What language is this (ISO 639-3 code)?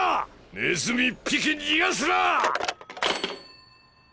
jpn